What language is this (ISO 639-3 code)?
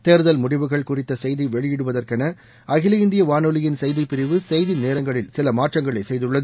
tam